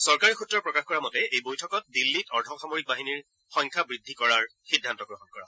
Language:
Assamese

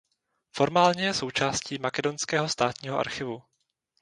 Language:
Czech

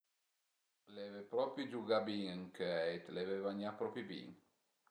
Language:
Piedmontese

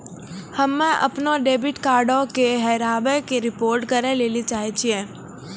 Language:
Maithili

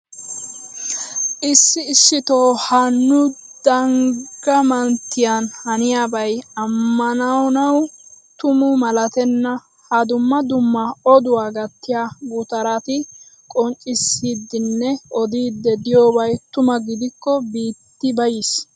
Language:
Wolaytta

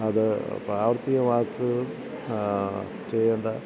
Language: Malayalam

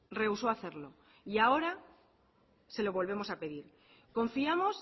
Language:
Spanish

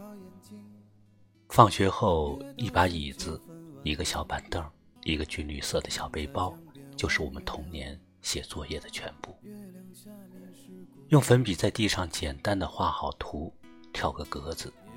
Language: Chinese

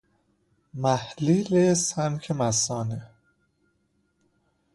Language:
Persian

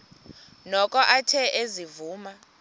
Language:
Xhosa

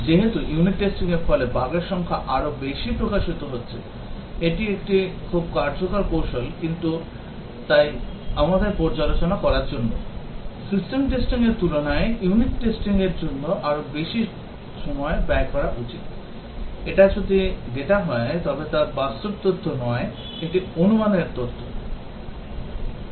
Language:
Bangla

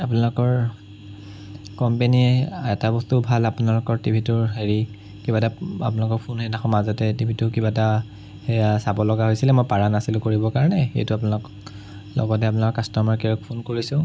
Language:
Assamese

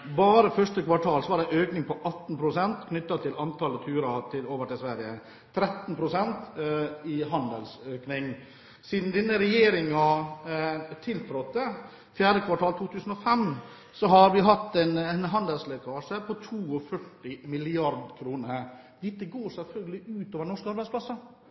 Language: Norwegian Bokmål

